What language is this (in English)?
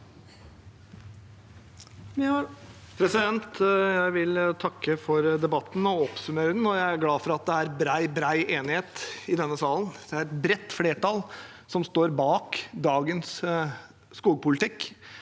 Norwegian